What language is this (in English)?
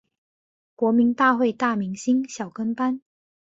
Chinese